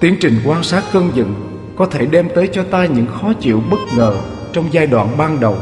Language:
Vietnamese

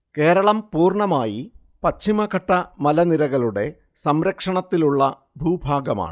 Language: Malayalam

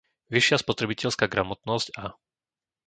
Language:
Slovak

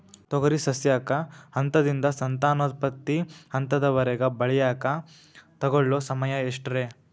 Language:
Kannada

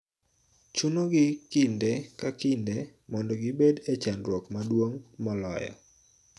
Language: Luo (Kenya and Tanzania)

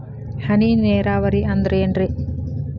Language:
Kannada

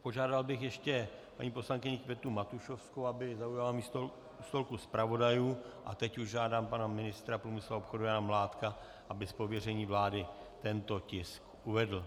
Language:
Czech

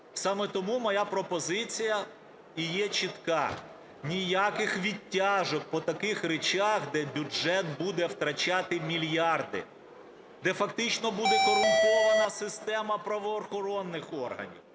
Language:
Ukrainian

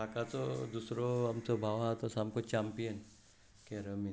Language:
Konkani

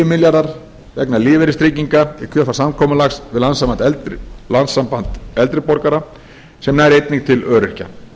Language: Icelandic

